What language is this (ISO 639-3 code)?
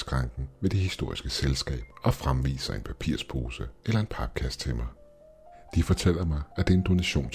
dan